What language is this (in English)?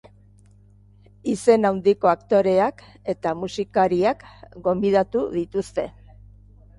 Basque